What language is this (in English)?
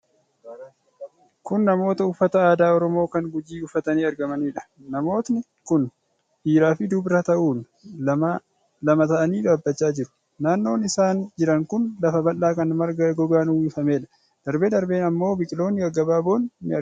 Oromo